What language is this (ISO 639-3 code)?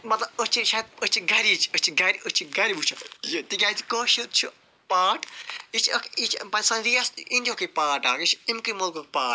kas